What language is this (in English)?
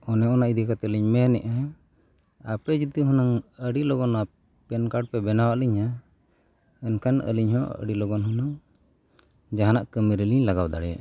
Santali